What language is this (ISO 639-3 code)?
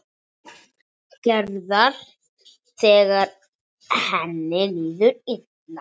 isl